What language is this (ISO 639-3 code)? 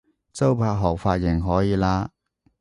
yue